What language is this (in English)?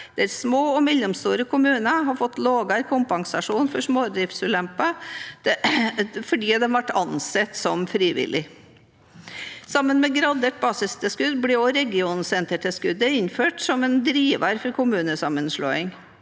Norwegian